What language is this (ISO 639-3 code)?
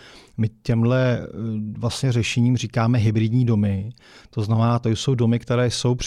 ces